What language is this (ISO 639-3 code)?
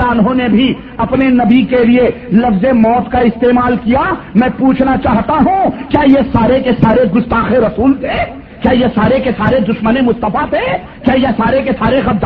urd